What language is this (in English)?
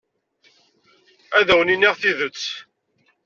Kabyle